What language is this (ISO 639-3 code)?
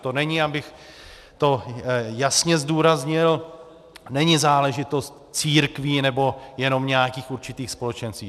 ces